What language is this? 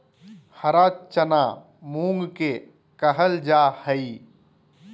Magahi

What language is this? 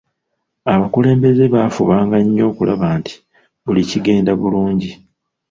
Ganda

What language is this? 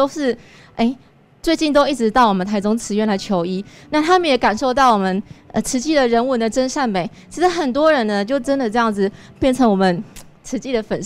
Chinese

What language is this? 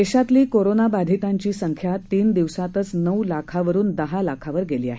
Marathi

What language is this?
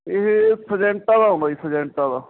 Punjabi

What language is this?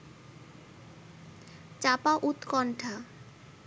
Bangla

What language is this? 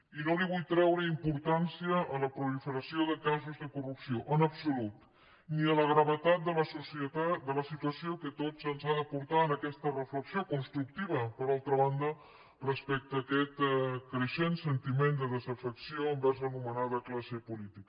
Catalan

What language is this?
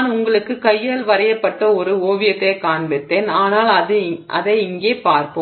Tamil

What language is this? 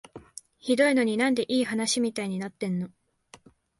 Japanese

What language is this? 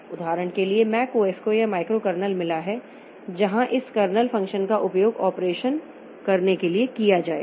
Hindi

